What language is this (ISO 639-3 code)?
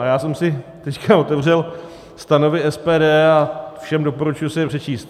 ces